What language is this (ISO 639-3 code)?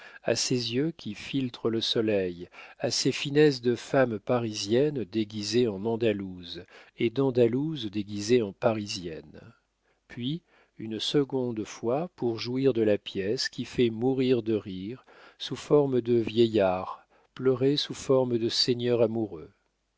fra